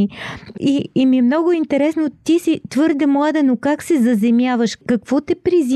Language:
Bulgarian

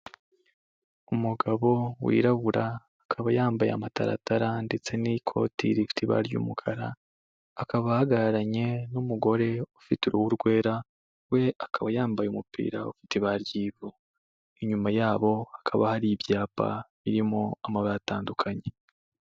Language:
Kinyarwanda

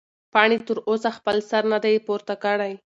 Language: Pashto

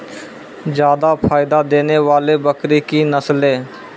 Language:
Maithili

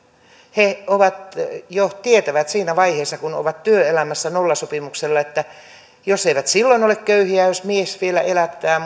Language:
Finnish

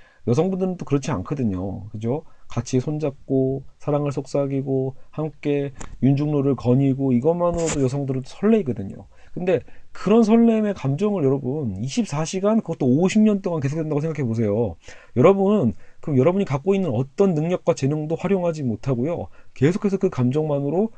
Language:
Korean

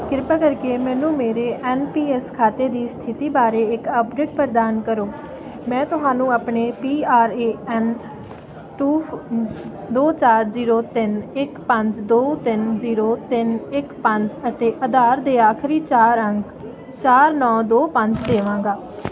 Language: Punjabi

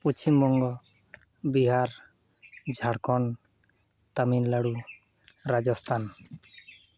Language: Santali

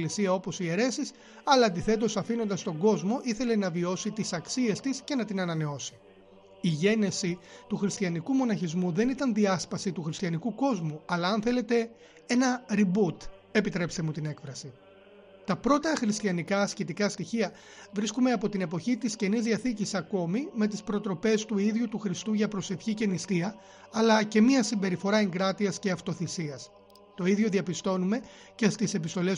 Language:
Greek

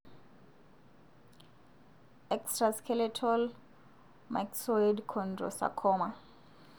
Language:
Masai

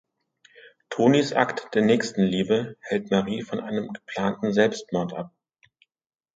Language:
German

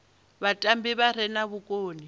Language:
Venda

